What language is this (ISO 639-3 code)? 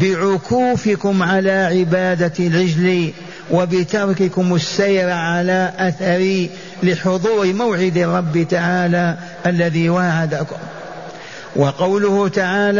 ara